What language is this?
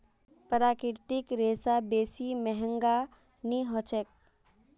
Magahi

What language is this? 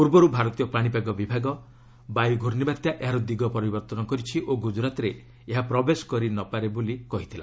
Odia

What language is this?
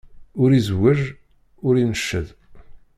Kabyle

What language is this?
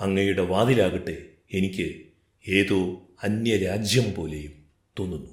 Malayalam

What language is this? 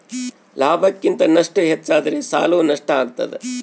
Kannada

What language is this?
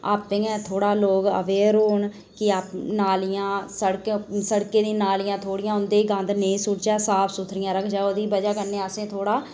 Dogri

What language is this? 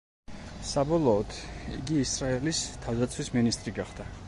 Georgian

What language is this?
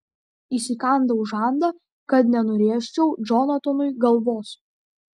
Lithuanian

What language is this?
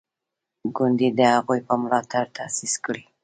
Pashto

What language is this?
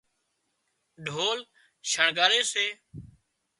Wadiyara Koli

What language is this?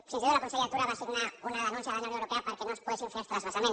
Catalan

